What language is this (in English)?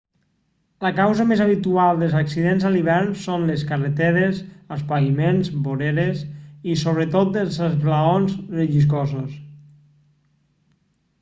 Catalan